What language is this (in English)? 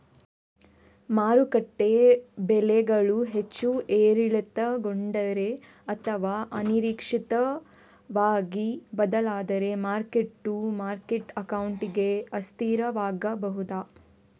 Kannada